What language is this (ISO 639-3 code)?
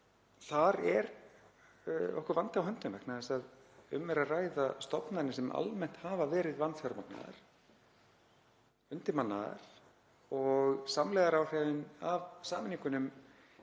isl